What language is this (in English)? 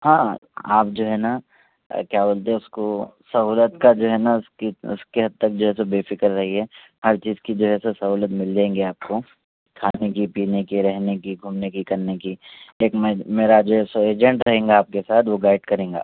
Urdu